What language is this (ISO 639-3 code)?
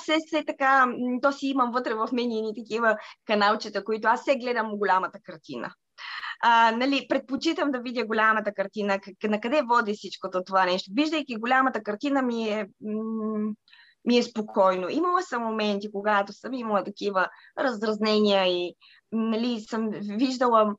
bul